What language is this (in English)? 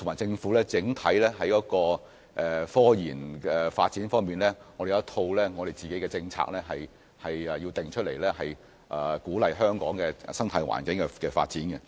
Cantonese